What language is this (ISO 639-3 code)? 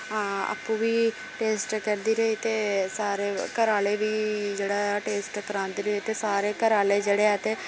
doi